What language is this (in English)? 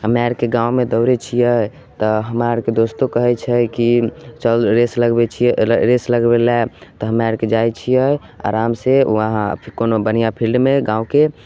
Maithili